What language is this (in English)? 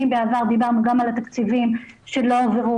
Hebrew